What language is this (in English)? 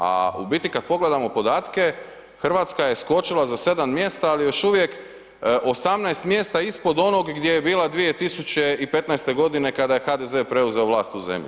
Croatian